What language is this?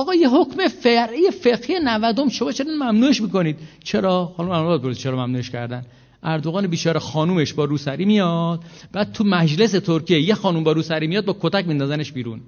Persian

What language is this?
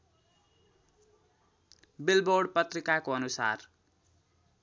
Nepali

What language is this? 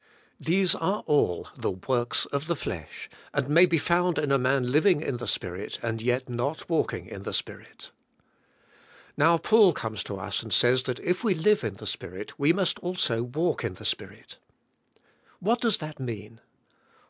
English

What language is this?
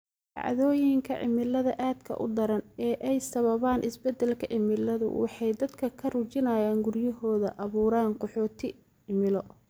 Somali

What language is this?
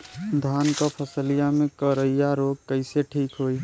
Bhojpuri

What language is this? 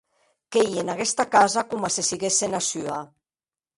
Occitan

